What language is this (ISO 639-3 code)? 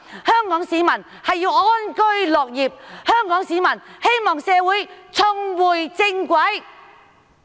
yue